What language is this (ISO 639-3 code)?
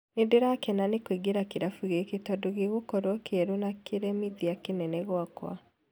kik